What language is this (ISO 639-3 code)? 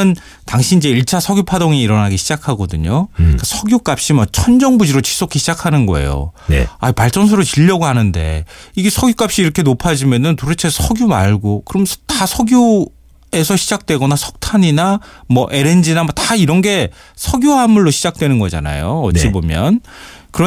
kor